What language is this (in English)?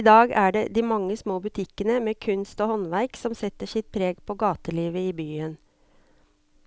Norwegian